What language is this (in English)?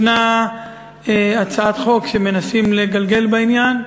Hebrew